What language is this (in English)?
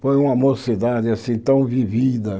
Portuguese